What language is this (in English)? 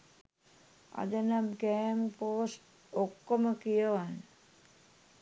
Sinhala